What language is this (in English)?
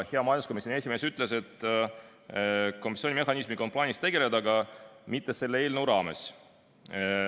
Estonian